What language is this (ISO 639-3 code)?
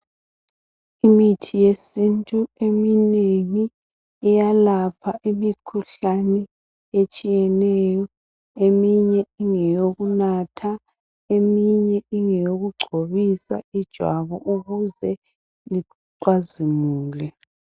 nde